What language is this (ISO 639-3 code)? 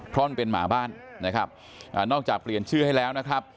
tha